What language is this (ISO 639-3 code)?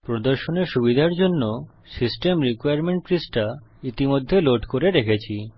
ben